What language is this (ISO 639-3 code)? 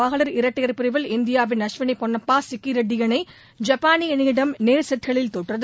tam